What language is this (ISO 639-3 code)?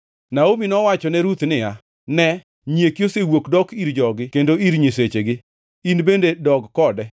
luo